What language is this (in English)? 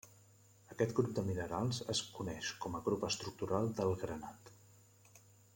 Catalan